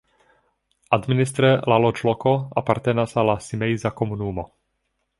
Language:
Esperanto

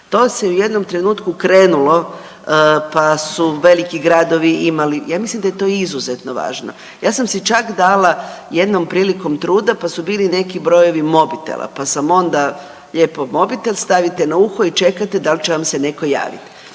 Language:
Croatian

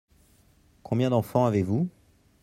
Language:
French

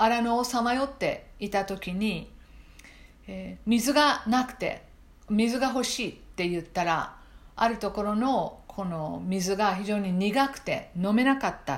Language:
Japanese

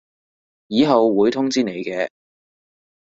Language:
Cantonese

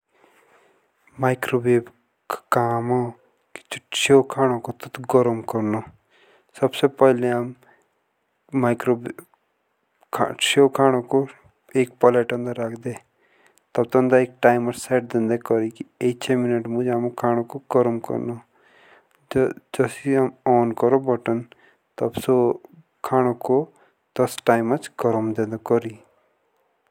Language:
Jaunsari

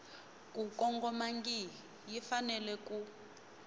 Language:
Tsonga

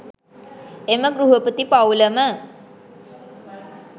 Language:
Sinhala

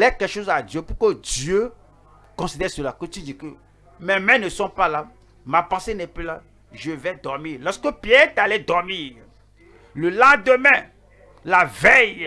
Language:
French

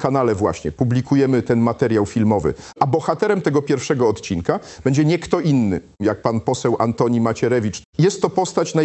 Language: Polish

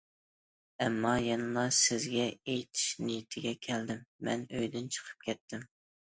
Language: Uyghur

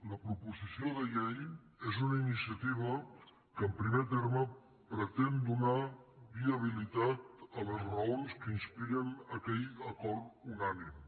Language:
Catalan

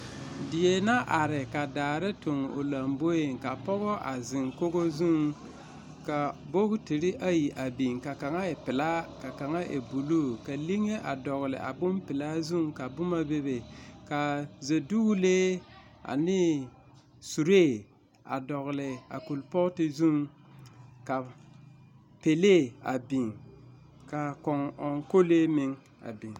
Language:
Southern Dagaare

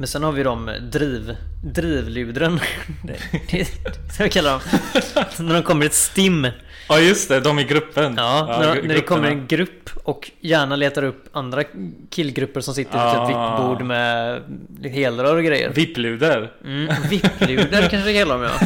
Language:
Swedish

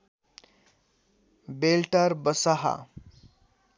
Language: Nepali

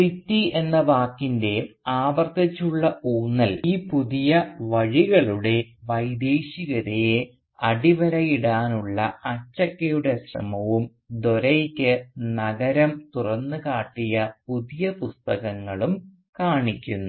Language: Malayalam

